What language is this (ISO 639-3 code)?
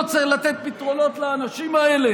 heb